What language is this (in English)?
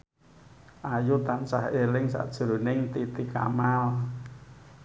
Javanese